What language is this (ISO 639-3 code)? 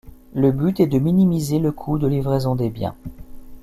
fra